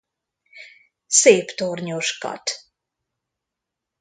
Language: Hungarian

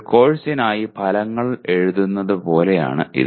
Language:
Malayalam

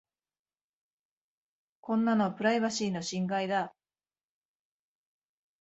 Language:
Japanese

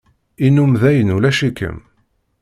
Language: Kabyle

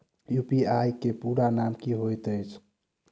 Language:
Maithili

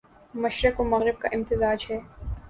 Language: Urdu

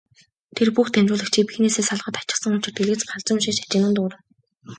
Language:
Mongolian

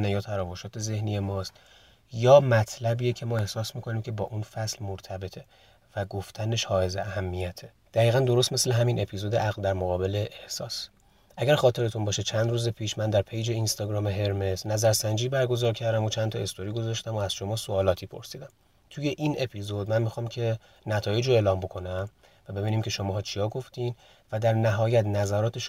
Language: Persian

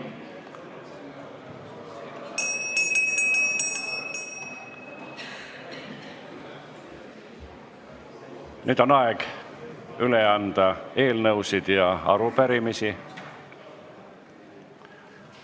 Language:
Estonian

